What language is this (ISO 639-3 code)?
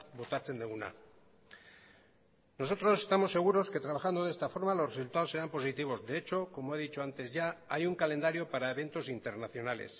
spa